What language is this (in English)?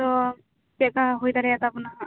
Santali